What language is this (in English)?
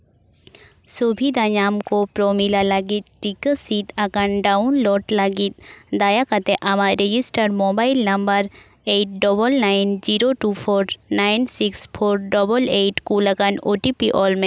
Santali